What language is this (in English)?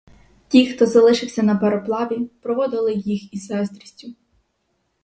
Ukrainian